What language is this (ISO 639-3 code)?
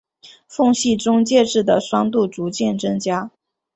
zho